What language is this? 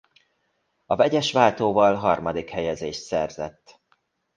Hungarian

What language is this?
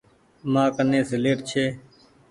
Goaria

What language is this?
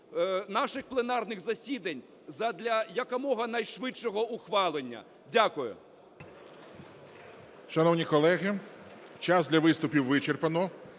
Ukrainian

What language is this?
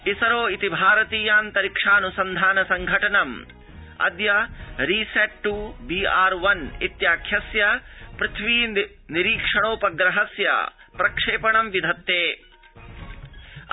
Sanskrit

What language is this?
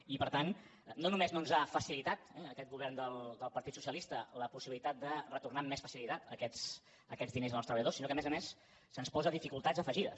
Catalan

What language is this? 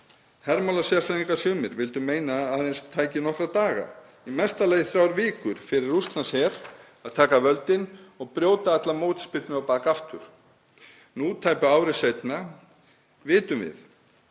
Icelandic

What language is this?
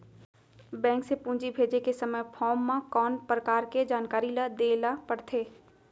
Chhattisgarhi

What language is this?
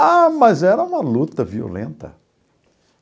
Portuguese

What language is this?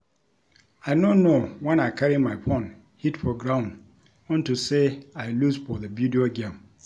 Nigerian Pidgin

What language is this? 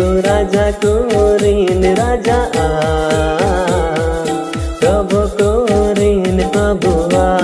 Hindi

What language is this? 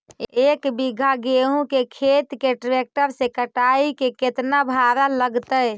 Magahi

